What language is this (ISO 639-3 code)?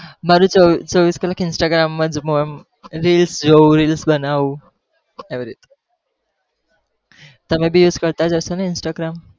guj